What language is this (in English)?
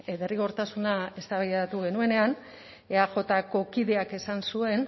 Basque